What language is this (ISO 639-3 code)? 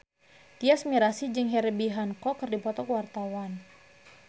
sun